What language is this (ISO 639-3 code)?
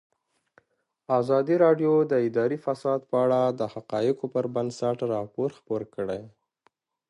pus